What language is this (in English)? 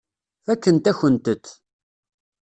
Kabyle